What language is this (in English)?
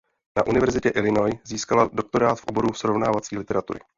Czech